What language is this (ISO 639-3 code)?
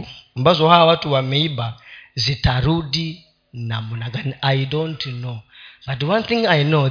swa